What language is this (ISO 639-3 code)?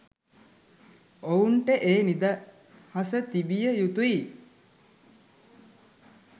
sin